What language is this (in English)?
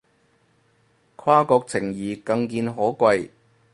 Cantonese